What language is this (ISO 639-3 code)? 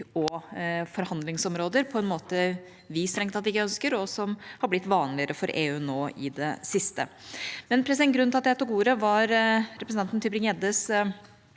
nor